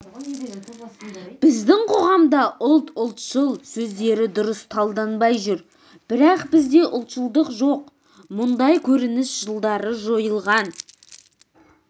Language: Kazakh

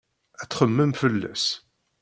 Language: Kabyle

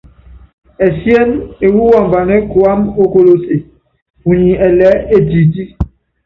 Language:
Yangben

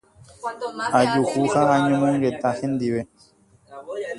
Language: Guarani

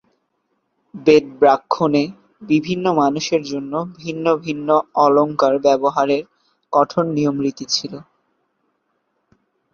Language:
Bangla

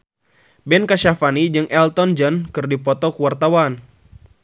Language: Sundanese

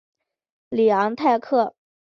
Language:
Chinese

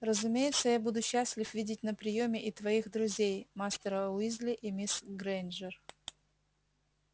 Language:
Russian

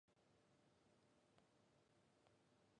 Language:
Japanese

